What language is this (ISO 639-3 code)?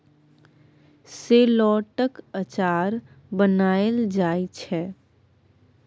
mai